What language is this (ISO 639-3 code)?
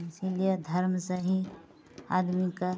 mai